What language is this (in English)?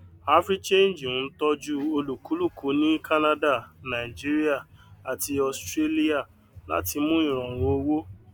Yoruba